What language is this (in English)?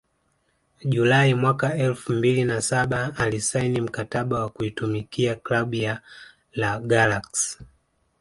Swahili